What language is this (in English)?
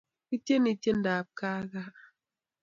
Kalenjin